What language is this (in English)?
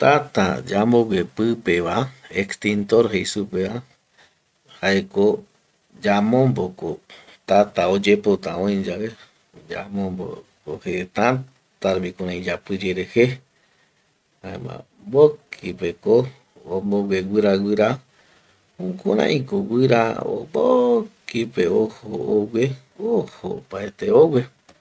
Eastern Bolivian Guaraní